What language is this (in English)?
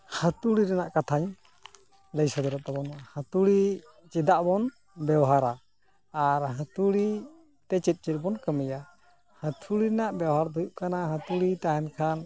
Santali